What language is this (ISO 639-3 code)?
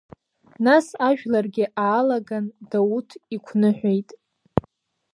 abk